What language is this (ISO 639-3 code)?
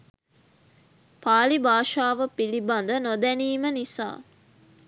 sin